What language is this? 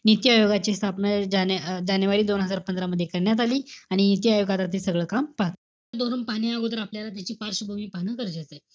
Marathi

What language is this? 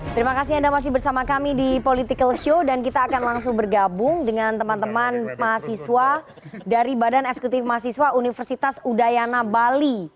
Indonesian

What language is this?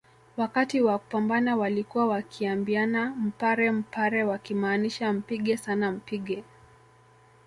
Swahili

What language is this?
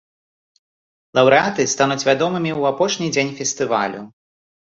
Belarusian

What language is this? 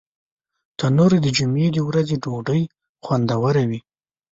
Pashto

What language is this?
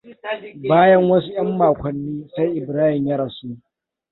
Hausa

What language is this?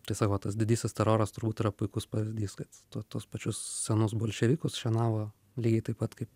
Lithuanian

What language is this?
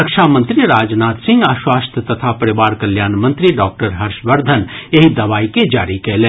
Maithili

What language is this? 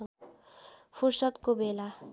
Nepali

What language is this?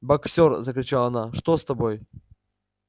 Russian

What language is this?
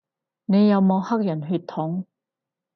Cantonese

